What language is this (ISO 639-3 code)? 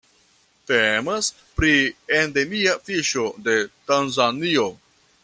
epo